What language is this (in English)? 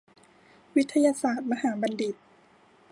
Thai